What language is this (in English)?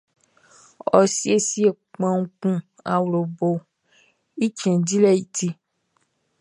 Baoulé